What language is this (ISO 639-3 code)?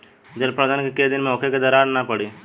bho